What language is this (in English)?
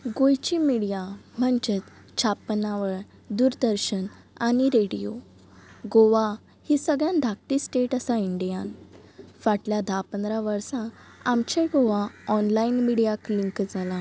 Konkani